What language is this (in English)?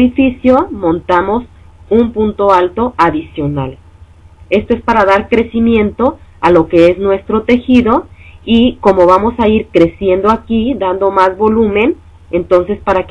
Spanish